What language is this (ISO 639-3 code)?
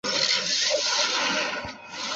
zho